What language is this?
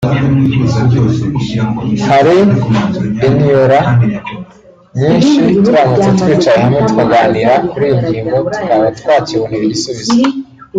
Kinyarwanda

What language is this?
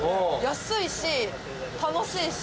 Japanese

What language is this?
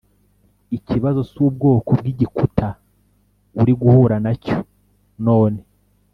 Kinyarwanda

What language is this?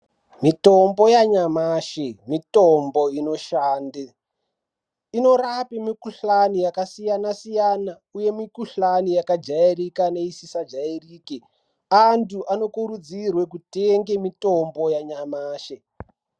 Ndau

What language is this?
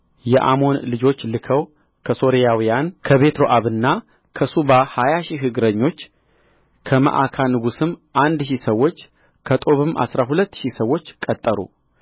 Amharic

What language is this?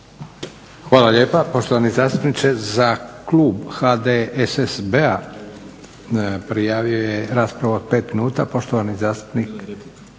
Croatian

